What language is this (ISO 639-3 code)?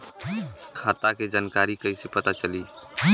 bho